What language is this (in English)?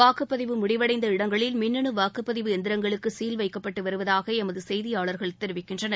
Tamil